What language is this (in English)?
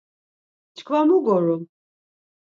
Laz